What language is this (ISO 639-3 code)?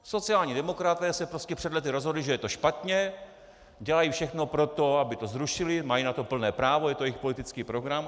ces